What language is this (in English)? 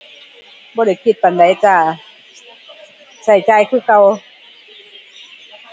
Thai